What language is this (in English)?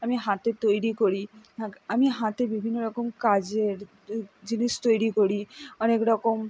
Bangla